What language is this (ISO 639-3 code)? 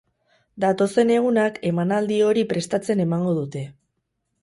eus